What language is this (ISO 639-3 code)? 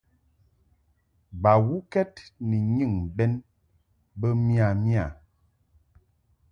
mhk